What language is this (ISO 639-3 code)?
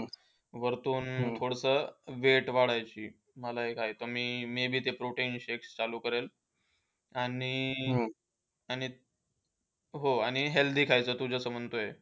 mar